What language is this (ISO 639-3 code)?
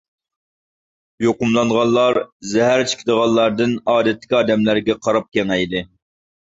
uig